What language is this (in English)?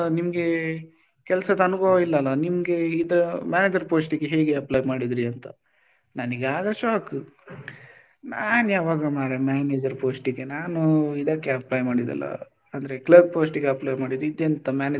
Kannada